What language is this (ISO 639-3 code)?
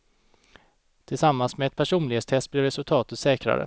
swe